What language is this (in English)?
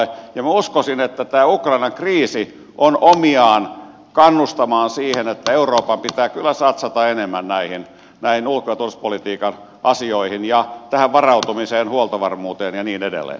Finnish